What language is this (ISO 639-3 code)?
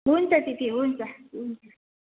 nep